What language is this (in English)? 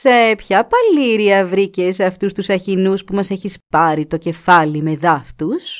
Greek